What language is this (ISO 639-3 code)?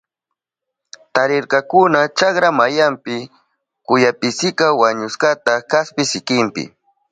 qup